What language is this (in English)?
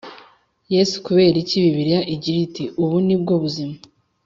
Kinyarwanda